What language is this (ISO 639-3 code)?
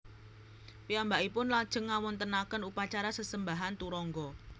jav